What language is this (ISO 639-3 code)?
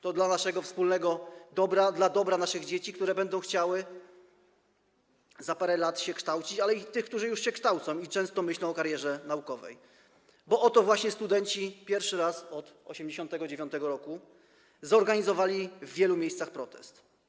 pol